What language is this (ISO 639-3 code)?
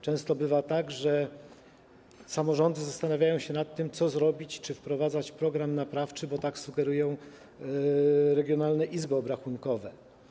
pol